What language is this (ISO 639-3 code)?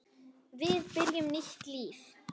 isl